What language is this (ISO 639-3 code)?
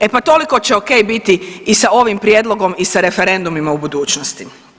hrv